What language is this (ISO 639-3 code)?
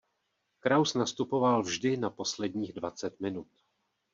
ces